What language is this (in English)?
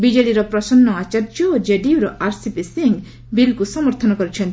Odia